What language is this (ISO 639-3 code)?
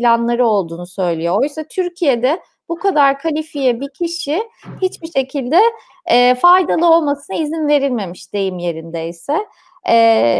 tur